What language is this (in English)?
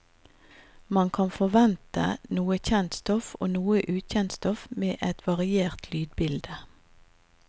Norwegian